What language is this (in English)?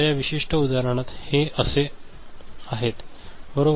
Marathi